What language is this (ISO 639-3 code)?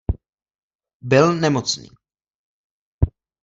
ces